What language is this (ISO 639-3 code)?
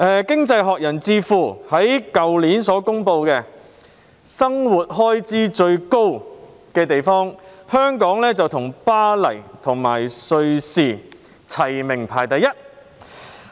yue